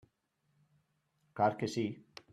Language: Catalan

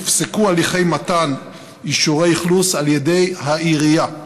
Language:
Hebrew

